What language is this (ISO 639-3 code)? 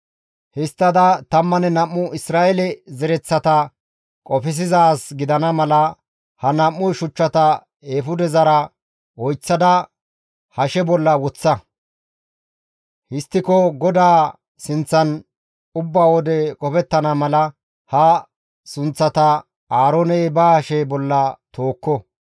gmv